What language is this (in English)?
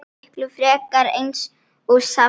Icelandic